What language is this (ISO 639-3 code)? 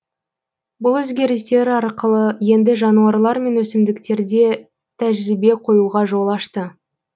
kaz